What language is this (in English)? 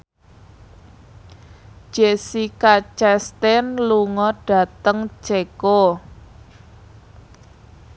Javanese